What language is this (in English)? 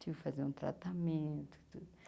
Portuguese